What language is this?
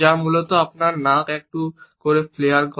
Bangla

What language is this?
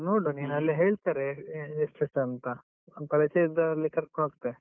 Kannada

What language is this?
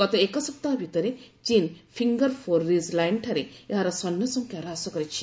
Odia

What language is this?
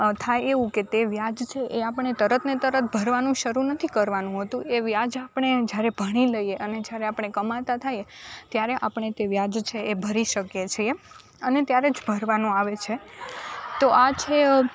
Gujarati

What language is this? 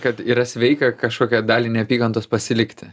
Lithuanian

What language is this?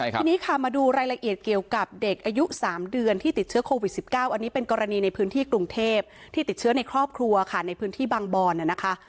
Thai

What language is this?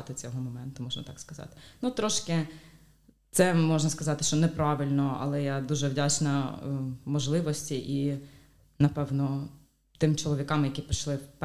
Ukrainian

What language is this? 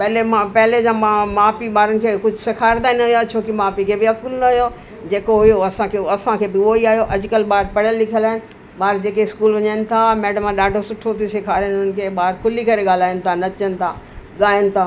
Sindhi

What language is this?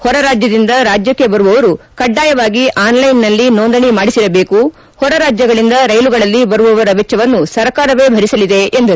Kannada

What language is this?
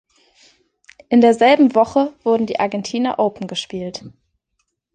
German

